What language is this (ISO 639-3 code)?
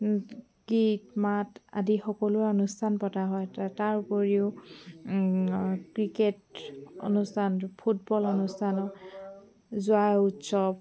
asm